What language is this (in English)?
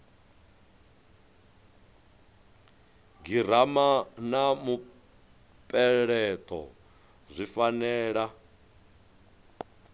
Venda